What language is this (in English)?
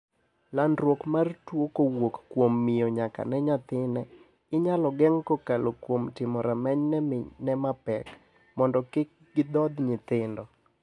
Luo (Kenya and Tanzania)